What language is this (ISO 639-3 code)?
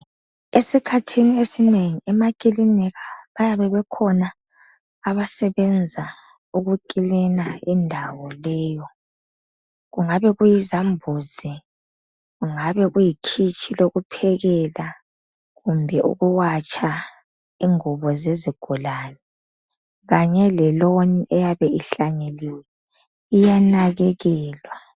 nde